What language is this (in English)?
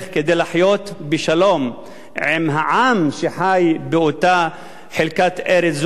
Hebrew